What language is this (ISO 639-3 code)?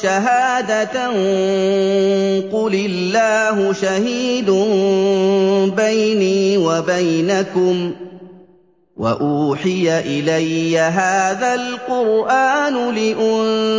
ara